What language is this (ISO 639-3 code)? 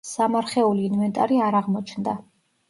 kat